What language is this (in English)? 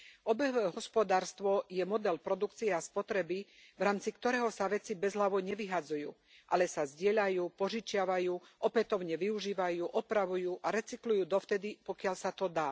Slovak